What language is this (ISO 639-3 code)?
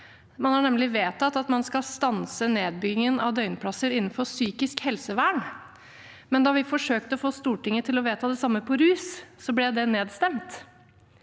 nor